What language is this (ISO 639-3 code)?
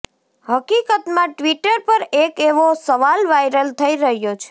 guj